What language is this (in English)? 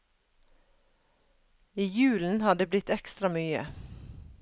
Norwegian